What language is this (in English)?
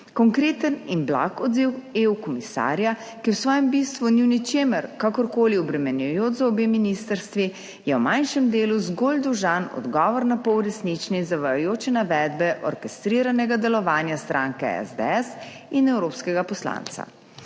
Slovenian